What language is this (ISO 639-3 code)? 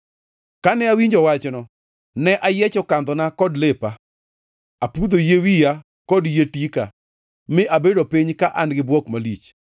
luo